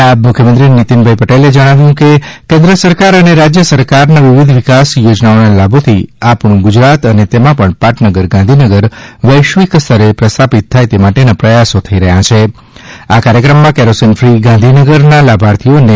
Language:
Gujarati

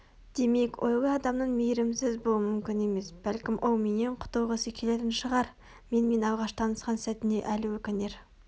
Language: Kazakh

